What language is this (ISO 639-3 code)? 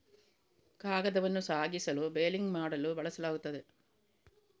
kan